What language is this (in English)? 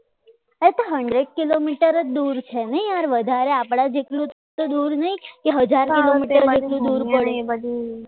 Gujarati